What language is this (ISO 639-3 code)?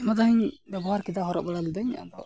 sat